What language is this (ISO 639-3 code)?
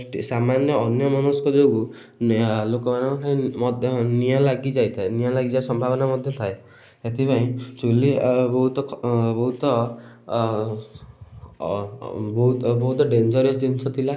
ori